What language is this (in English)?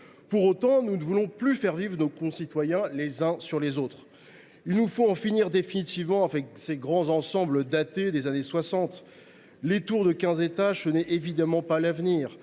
French